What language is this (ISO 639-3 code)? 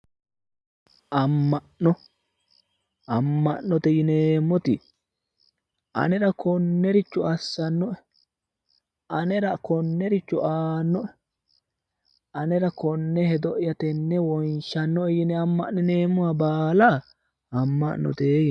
sid